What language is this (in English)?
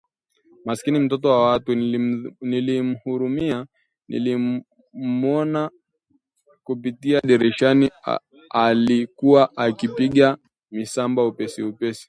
Swahili